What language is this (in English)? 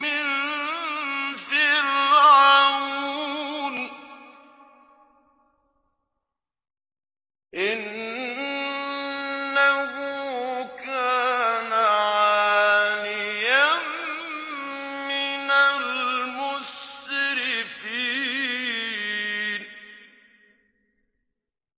Arabic